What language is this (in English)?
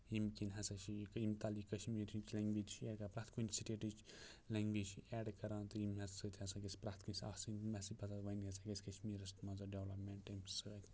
Kashmiri